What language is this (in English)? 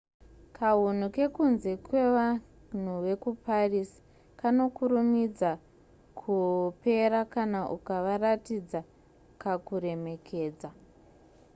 Shona